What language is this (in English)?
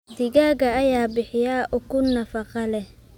Somali